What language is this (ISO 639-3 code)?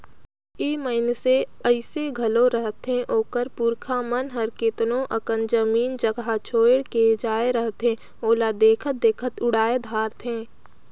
hne